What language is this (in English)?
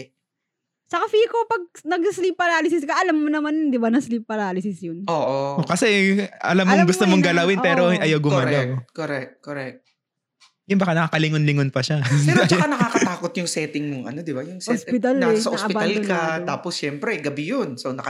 Filipino